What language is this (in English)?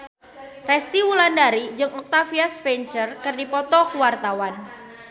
Sundanese